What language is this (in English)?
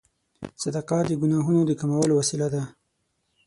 Pashto